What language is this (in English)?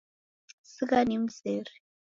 Taita